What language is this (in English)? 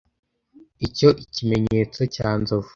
Kinyarwanda